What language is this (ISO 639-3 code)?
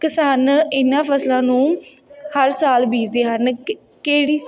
pan